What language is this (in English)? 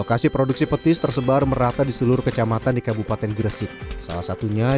Indonesian